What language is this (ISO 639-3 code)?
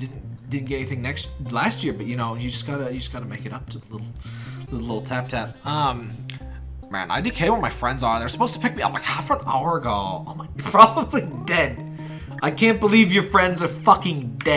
eng